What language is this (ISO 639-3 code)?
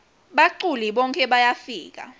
ssw